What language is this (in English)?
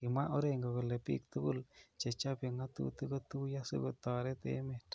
Kalenjin